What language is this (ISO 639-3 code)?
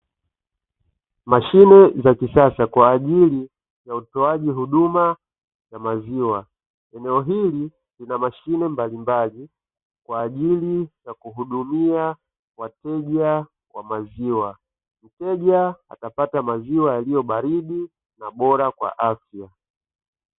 swa